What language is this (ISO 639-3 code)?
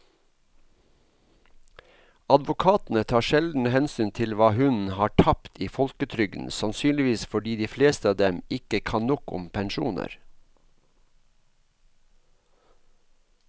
nor